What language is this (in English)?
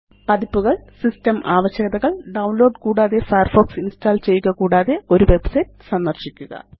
Malayalam